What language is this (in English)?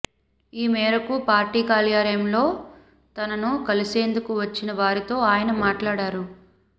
Telugu